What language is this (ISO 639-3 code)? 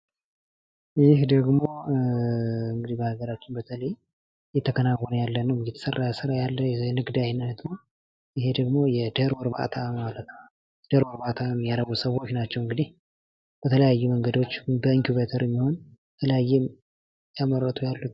amh